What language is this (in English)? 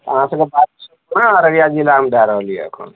Maithili